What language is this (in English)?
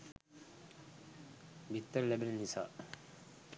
Sinhala